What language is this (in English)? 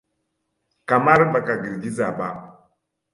Hausa